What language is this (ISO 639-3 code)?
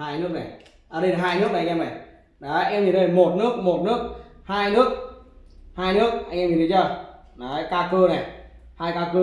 vie